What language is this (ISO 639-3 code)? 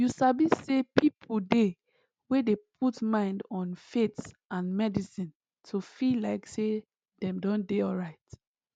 pcm